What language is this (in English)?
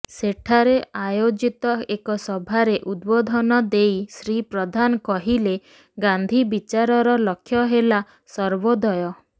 Odia